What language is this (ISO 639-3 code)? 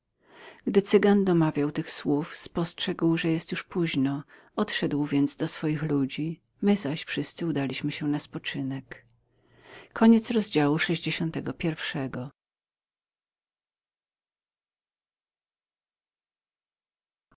pol